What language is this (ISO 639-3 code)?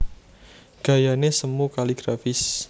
jav